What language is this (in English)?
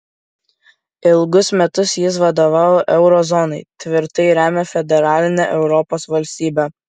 Lithuanian